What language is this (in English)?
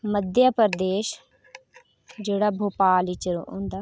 Dogri